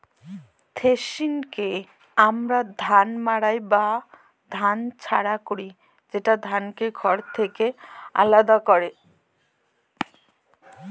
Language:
Bangla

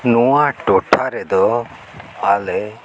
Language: Santali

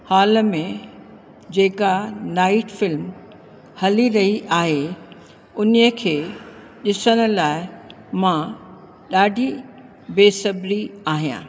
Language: Sindhi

